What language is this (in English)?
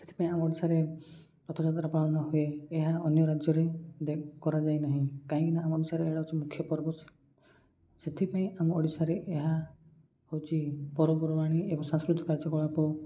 Odia